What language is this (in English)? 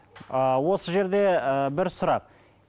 Kazakh